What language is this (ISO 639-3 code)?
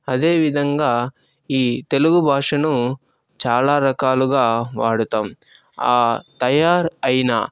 tel